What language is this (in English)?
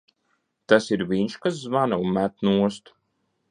Latvian